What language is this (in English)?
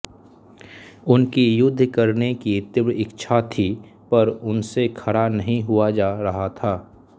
Hindi